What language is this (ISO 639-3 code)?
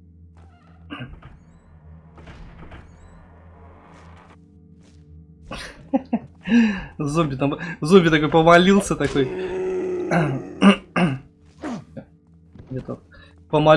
rus